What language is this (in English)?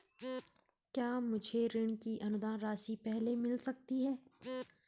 Hindi